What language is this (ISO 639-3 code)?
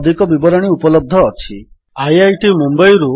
ori